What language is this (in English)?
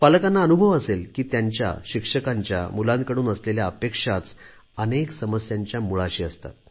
Marathi